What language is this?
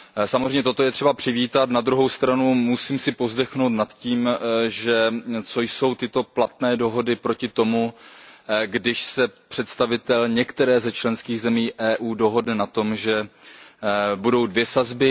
Czech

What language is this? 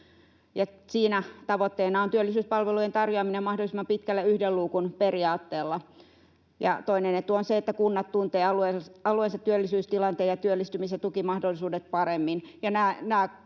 Finnish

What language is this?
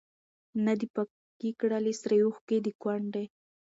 Pashto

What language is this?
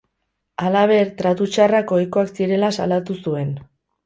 Basque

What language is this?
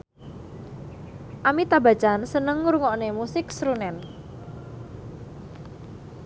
Javanese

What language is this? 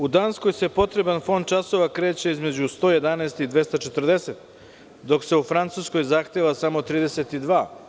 Serbian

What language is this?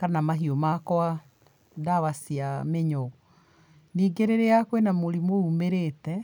Kikuyu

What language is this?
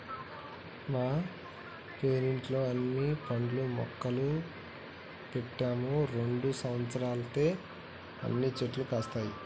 Telugu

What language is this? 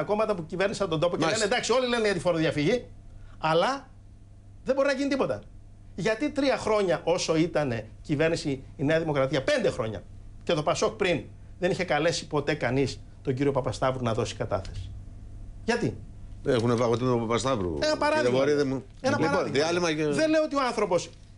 Greek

